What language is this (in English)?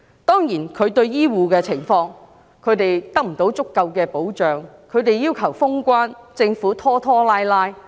Cantonese